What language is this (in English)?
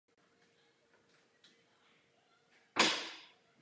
Czech